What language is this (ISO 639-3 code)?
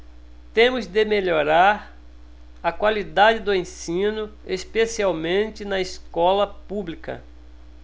por